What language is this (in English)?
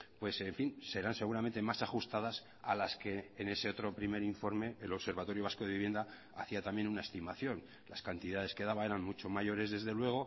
Spanish